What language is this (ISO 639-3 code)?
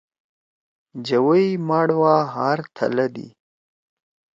trw